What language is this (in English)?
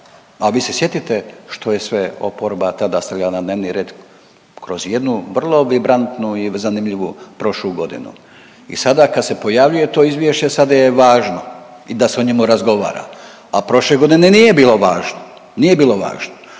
Croatian